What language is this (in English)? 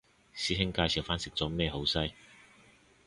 Cantonese